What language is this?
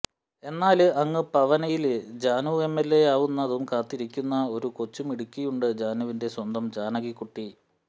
Malayalam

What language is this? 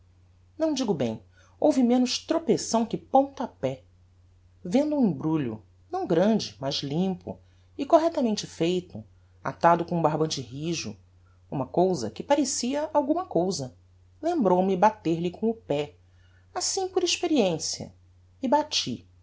Portuguese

